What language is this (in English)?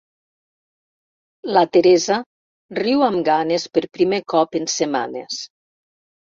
Catalan